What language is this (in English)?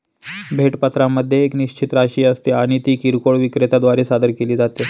Marathi